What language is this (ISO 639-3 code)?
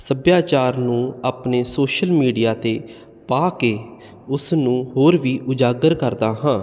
pan